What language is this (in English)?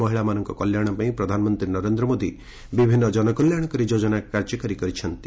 Odia